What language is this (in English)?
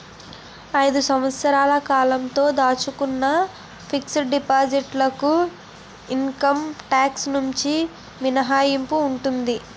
Telugu